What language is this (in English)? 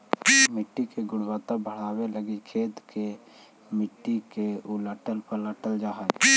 Magahi